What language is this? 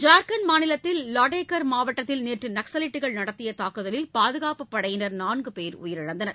Tamil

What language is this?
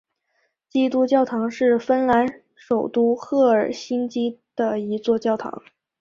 Chinese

